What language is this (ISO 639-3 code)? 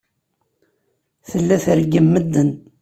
kab